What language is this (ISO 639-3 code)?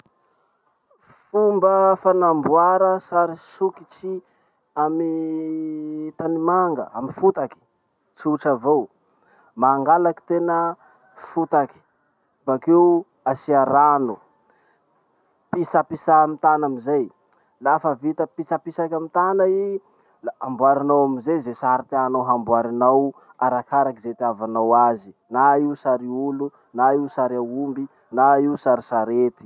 msh